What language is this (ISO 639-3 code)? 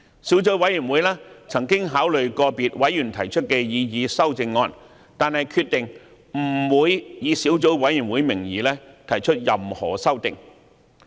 yue